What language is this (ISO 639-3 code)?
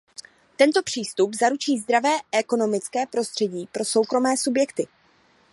ces